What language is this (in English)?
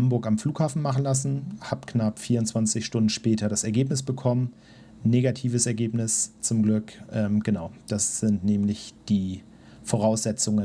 German